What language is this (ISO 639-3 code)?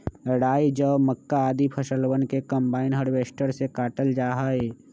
mag